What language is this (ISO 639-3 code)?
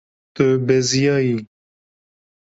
kur